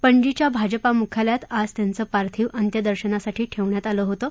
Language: Marathi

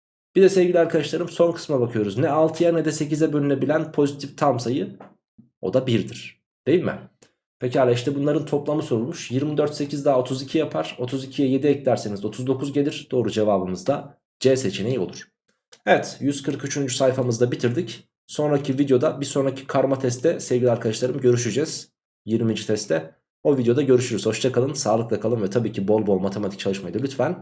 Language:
Turkish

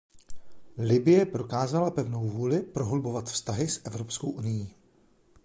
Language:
Czech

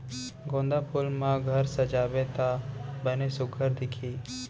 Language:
Chhattisgarhi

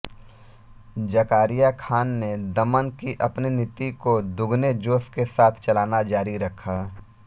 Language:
Hindi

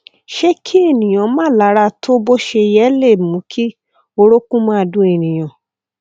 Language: Yoruba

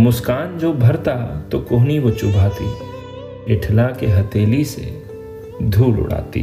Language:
Urdu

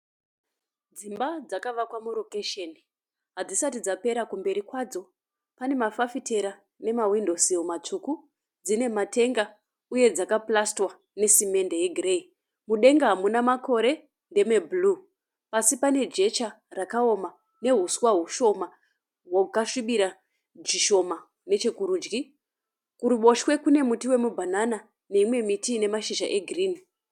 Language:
Shona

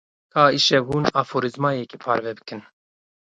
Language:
Kurdish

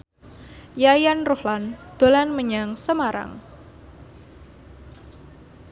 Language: Javanese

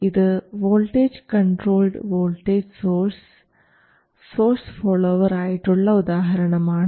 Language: Malayalam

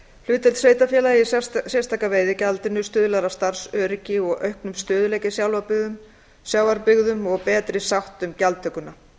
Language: Icelandic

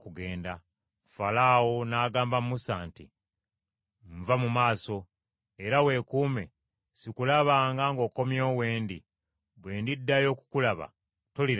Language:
Ganda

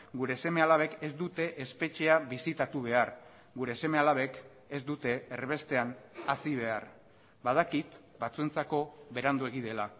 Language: Basque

